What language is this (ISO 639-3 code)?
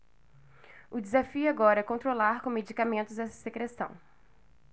por